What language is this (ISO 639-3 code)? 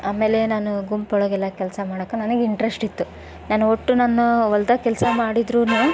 kan